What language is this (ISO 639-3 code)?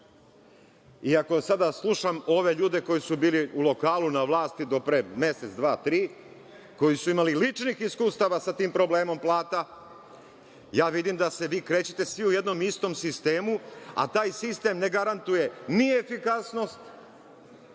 srp